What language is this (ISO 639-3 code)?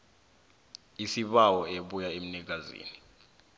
nbl